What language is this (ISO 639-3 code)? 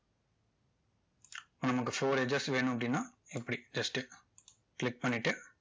tam